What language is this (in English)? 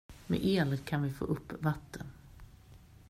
Swedish